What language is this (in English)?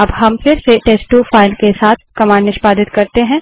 Hindi